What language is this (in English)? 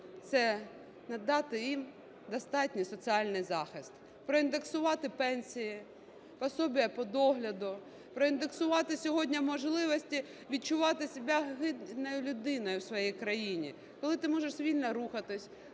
Ukrainian